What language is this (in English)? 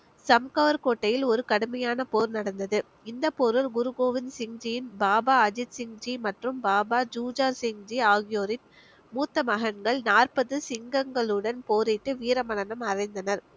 Tamil